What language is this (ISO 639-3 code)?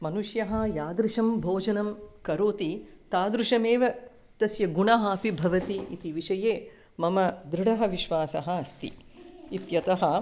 san